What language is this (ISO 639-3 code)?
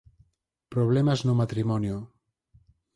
glg